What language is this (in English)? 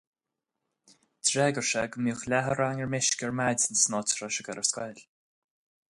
Irish